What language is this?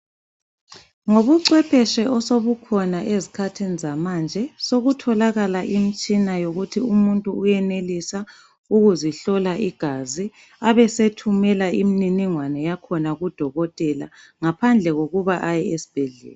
North Ndebele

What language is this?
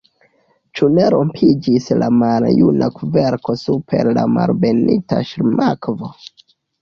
Esperanto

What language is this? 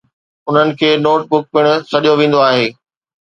Sindhi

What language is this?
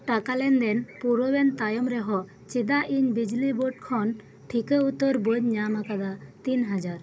Santali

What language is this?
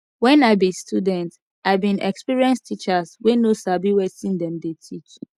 Nigerian Pidgin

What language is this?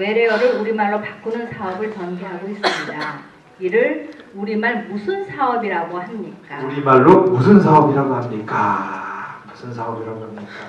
Korean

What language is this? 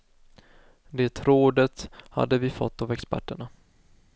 Swedish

